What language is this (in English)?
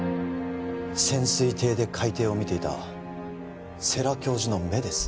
Japanese